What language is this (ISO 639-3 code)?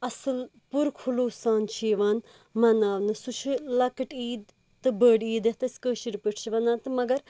kas